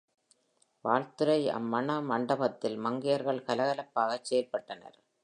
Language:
Tamil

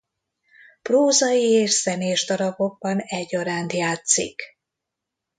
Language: Hungarian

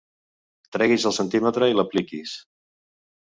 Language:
Catalan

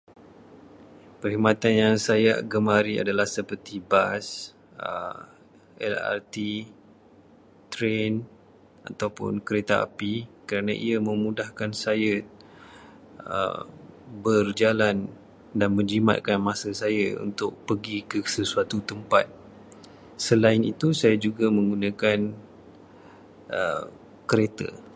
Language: Malay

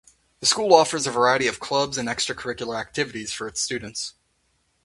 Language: English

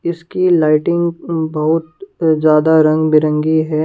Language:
Hindi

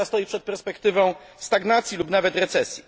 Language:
Polish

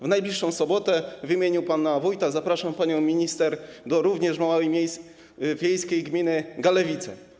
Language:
Polish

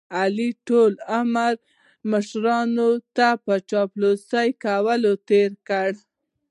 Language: Pashto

